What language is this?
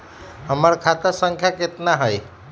Magahi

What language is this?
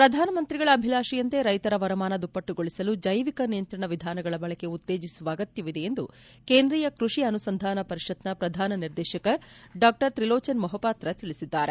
Kannada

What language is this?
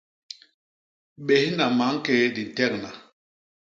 Basaa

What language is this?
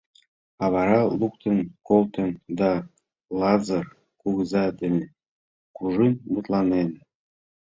Mari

